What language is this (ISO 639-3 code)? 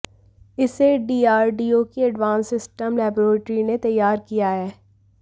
hin